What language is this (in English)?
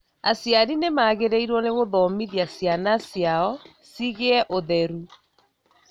Kikuyu